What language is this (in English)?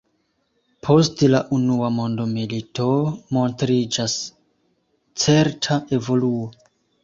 Esperanto